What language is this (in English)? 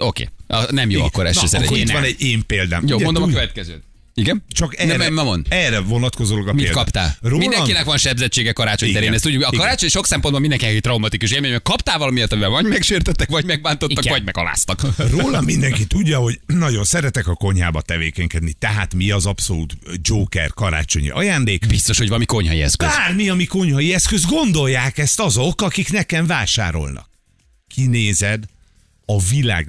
Hungarian